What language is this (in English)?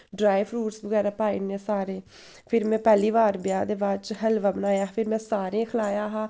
Dogri